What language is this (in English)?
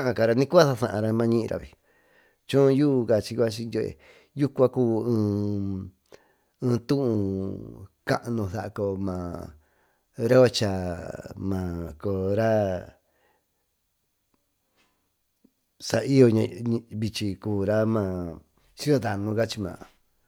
Tututepec Mixtec